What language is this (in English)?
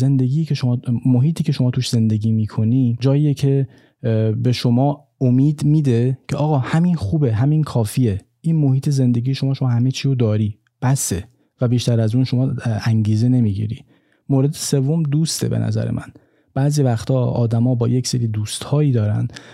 Persian